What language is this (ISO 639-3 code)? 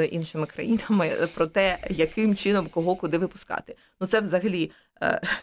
ukr